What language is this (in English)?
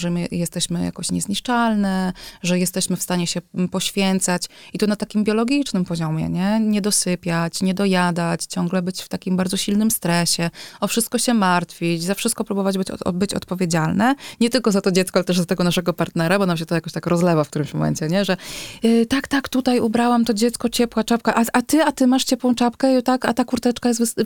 Polish